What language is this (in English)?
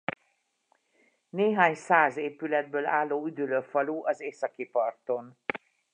Hungarian